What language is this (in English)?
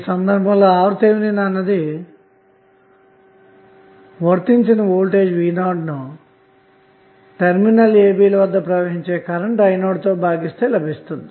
Telugu